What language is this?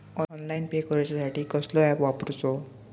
Marathi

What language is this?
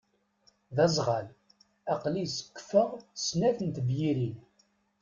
Kabyle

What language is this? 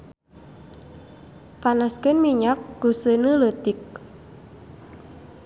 Sundanese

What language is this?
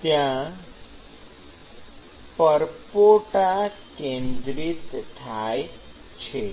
Gujarati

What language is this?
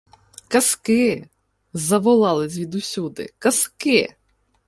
Ukrainian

